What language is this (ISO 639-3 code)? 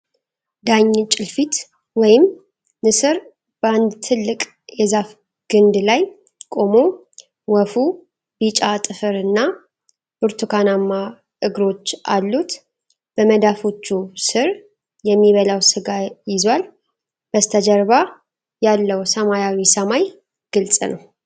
amh